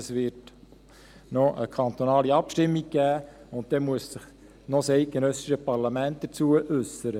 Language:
Swiss German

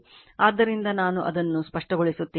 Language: Kannada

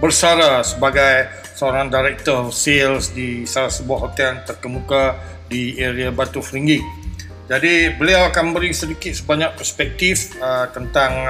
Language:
Malay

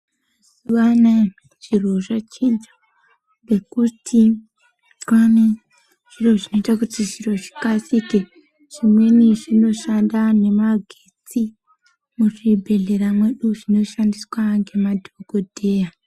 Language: Ndau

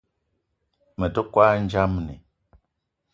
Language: Eton (Cameroon)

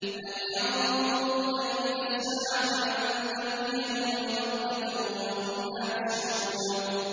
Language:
Arabic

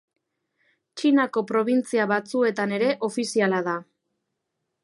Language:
Basque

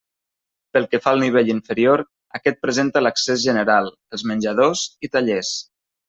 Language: Catalan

